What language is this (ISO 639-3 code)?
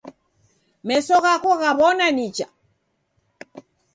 dav